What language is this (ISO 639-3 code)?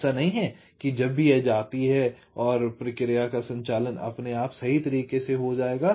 hin